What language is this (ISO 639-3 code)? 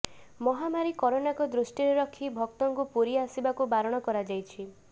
ori